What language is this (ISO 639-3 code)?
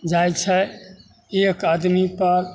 mai